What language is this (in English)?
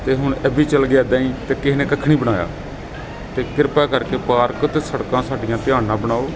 Punjabi